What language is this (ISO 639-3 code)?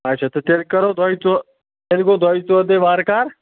kas